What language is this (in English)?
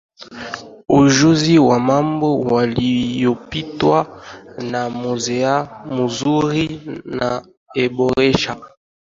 Swahili